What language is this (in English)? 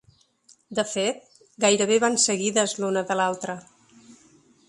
Catalan